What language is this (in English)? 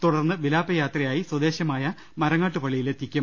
Malayalam